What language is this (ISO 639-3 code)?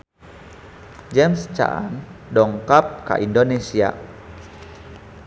sun